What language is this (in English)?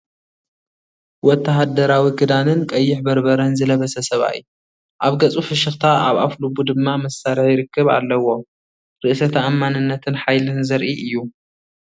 Tigrinya